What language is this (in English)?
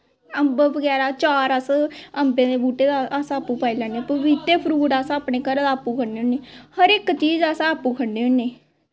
Dogri